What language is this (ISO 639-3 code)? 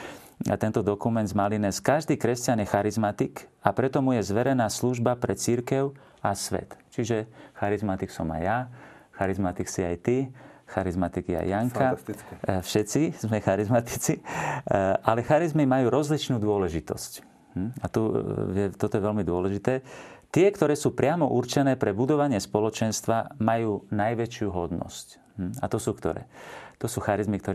slk